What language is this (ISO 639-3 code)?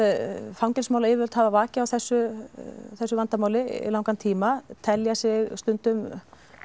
isl